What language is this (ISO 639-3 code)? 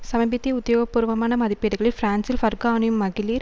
tam